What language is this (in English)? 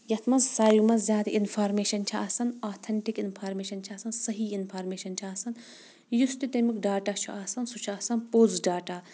Kashmiri